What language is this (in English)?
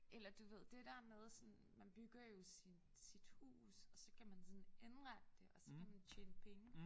Danish